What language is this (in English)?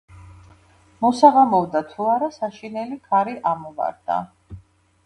Georgian